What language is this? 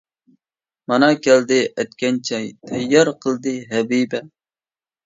Uyghur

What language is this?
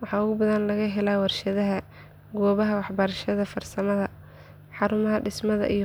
Somali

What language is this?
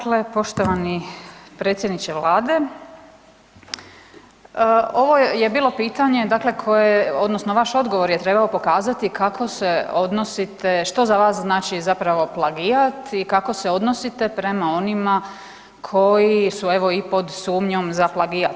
Croatian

